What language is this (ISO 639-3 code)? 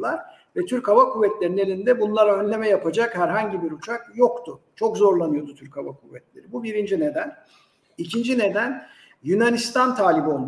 tur